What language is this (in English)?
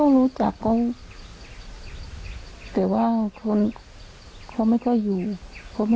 Thai